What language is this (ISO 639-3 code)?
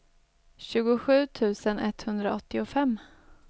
swe